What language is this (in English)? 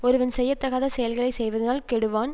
Tamil